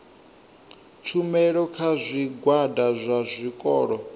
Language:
Venda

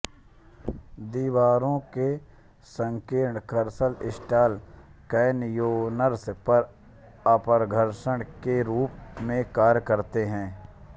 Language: Hindi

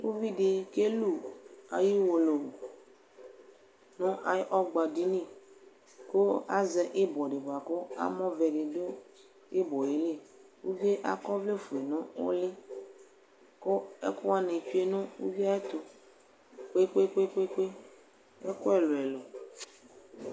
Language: Ikposo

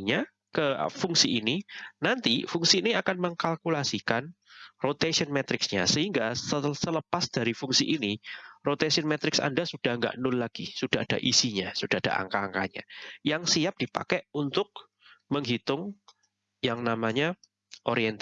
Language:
Indonesian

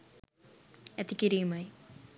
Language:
Sinhala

